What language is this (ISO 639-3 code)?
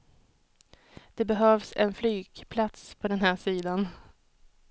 swe